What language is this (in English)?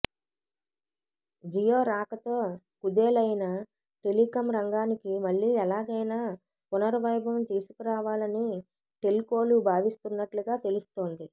Telugu